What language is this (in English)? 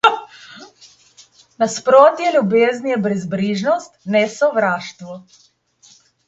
Slovenian